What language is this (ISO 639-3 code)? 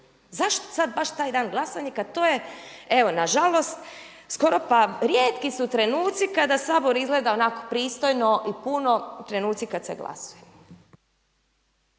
hrv